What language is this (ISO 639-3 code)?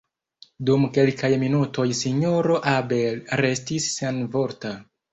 epo